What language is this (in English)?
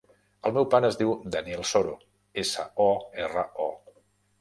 Catalan